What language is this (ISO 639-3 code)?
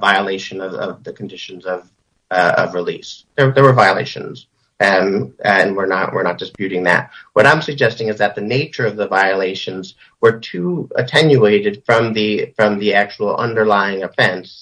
eng